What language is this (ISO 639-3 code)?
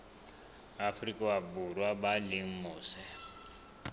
sot